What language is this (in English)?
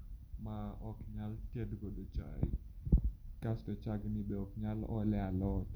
Luo (Kenya and Tanzania)